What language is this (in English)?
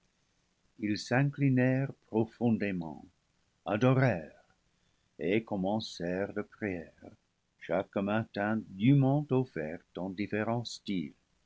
French